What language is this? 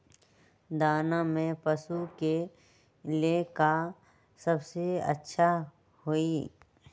Magahi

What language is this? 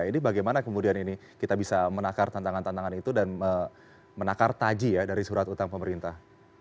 Indonesian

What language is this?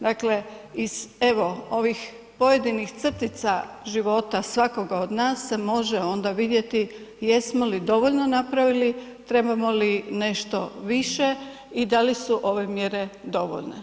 Croatian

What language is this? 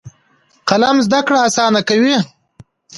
Pashto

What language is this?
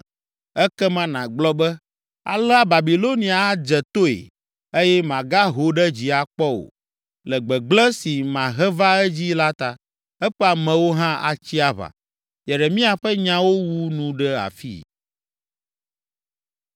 Ewe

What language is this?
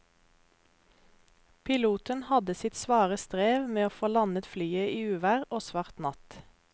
Norwegian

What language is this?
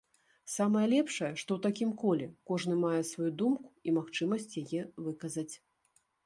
Belarusian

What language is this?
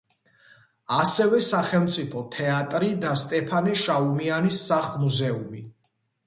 Georgian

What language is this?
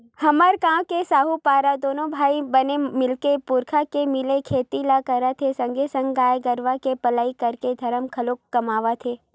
Chhattisgarhi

